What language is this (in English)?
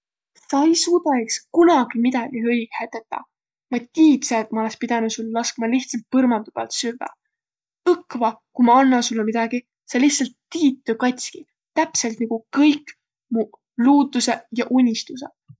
Võro